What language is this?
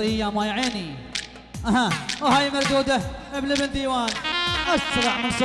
Arabic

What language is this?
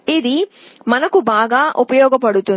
Telugu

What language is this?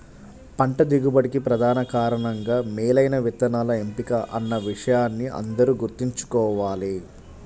Telugu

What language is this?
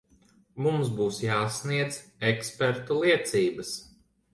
Latvian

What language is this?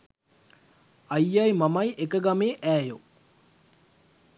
Sinhala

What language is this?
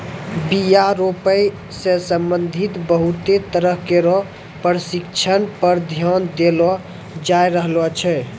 Maithili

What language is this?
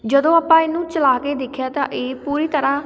Punjabi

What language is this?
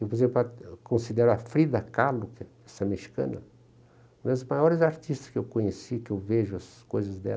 Portuguese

